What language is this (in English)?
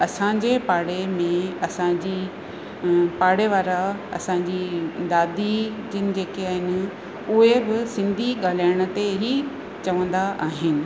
Sindhi